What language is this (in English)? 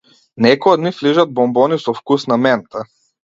Macedonian